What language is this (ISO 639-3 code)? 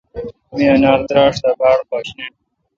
xka